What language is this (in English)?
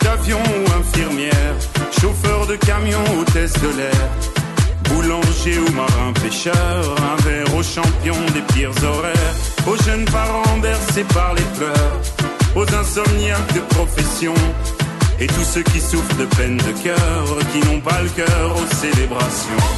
French